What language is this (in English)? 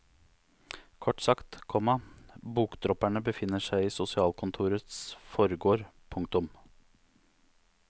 Norwegian